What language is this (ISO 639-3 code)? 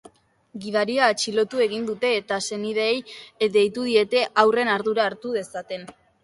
eus